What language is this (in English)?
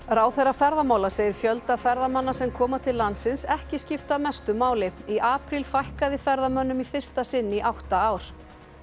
Icelandic